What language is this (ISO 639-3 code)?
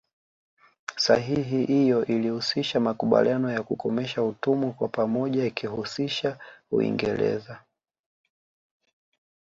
swa